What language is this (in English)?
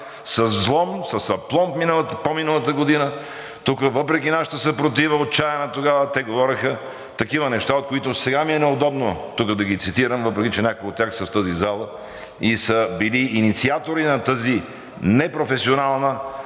Bulgarian